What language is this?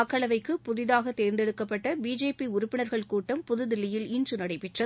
Tamil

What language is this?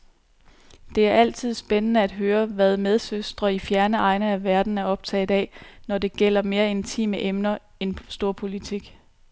Danish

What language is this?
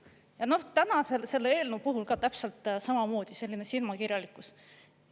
Estonian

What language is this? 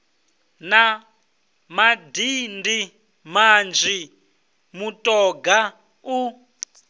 Venda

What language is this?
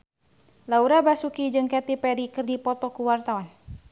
Sundanese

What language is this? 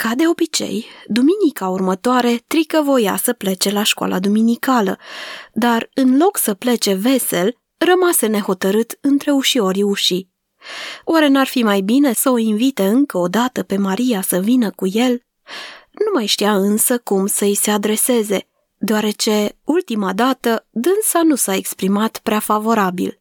Romanian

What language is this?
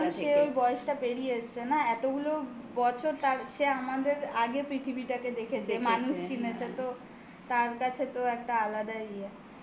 Bangla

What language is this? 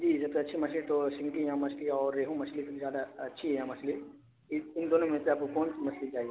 Urdu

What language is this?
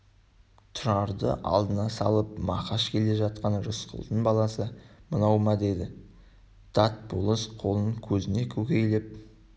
Kazakh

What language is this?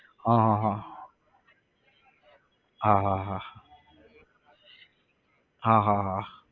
Gujarati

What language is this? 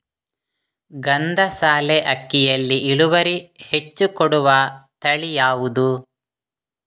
Kannada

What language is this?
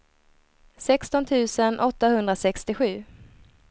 Swedish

